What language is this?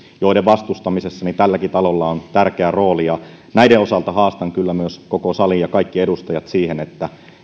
Finnish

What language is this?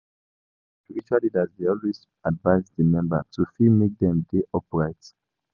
Nigerian Pidgin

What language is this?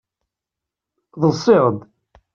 Kabyle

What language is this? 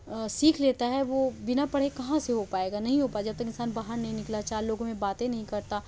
Urdu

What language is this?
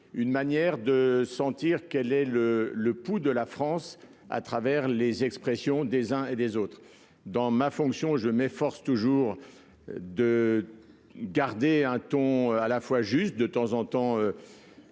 French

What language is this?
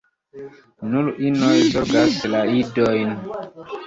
Esperanto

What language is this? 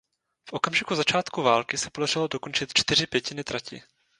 Czech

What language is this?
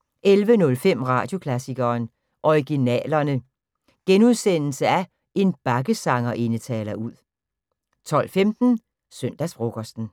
Danish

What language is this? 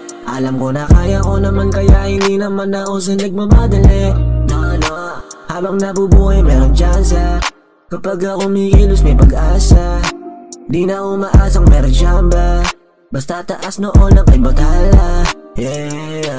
Filipino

